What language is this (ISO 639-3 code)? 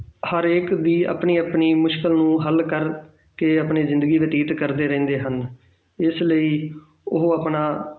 pan